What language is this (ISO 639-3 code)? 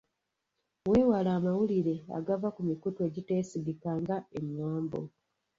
lug